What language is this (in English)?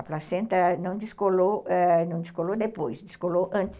Portuguese